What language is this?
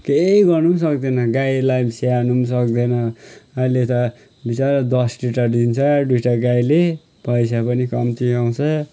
Nepali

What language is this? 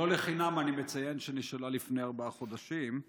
Hebrew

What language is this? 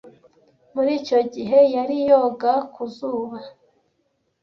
Kinyarwanda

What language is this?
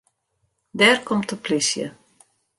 Western Frisian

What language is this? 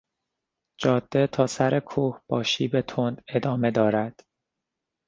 Persian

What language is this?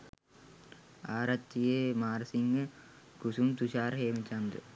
Sinhala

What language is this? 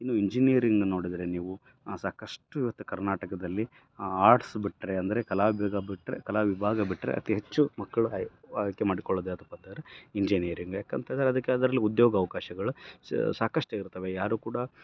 Kannada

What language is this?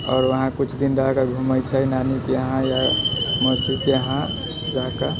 Maithili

